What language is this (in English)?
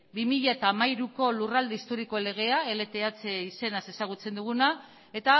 Basque